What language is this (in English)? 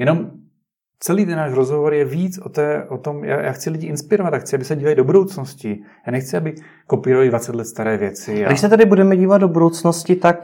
Czech